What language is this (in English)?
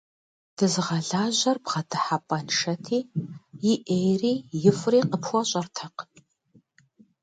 Kabardian